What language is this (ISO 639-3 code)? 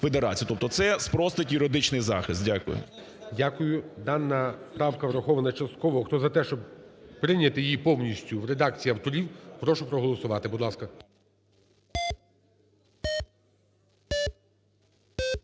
ukr